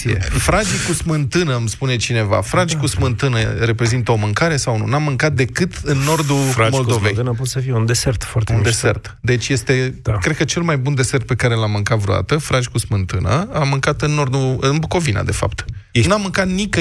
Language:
Romanian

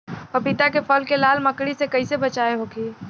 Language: Bhojpuri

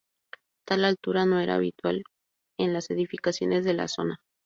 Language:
Spanish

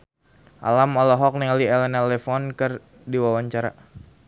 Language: Sundanese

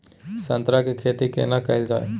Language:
Maithili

